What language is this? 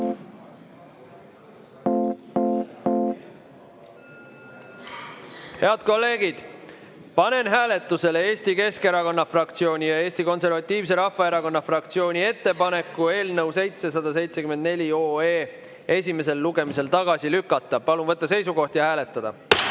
Estonian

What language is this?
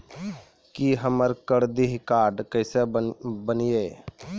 Maithili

